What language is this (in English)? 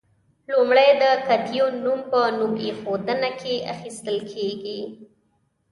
Pashto